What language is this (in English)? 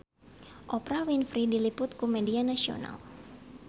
Sundanese